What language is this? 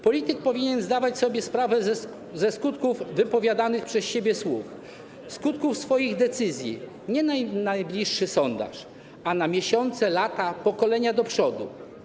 Polish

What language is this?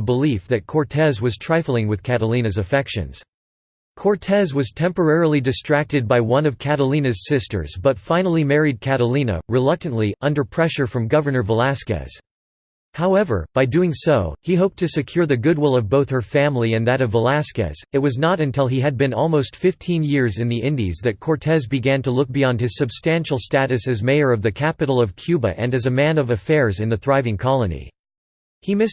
English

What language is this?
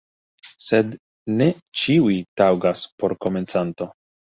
Esperanto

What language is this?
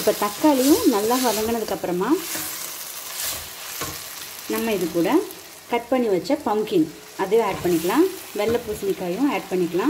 Hindi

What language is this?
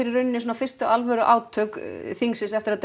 Icelandic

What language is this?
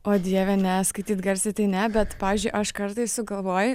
Lithuanian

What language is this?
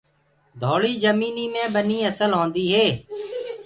Gurgula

